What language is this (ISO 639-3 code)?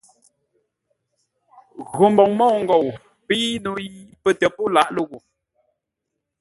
nla